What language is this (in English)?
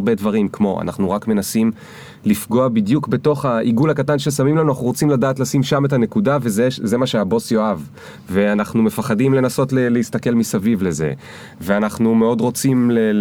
Hebrew